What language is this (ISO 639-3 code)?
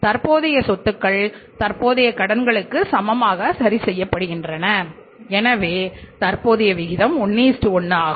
tam